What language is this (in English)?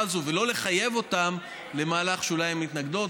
Hebrew